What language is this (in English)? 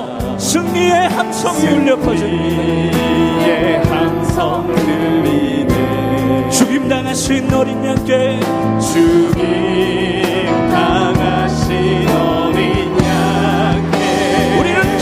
Korean